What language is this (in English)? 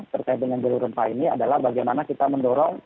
Indonesian